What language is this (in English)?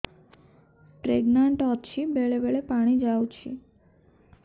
Odia